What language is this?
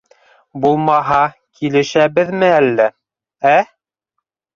Bashkir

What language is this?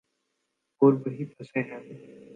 Urdu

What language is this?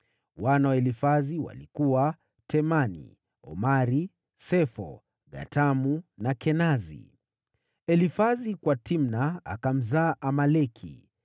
Swahili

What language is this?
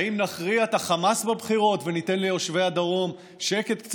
Hebrew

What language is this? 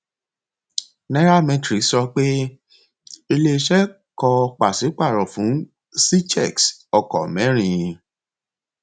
Yoruba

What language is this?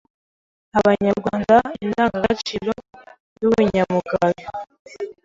Kinyarwanda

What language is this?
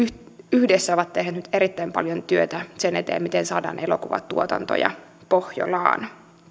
Finnish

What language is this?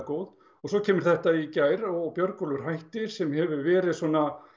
Icelandic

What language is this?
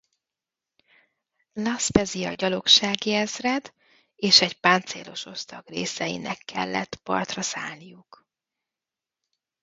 Hungarian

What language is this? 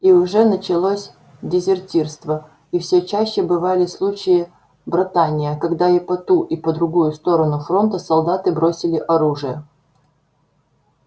Russian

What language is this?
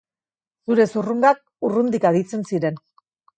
Basque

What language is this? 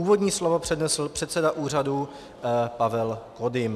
Czech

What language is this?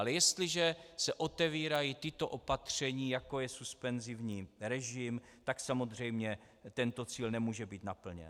Czech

